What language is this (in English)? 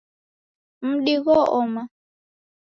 Taita